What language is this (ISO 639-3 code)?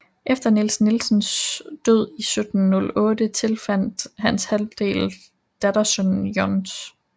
dan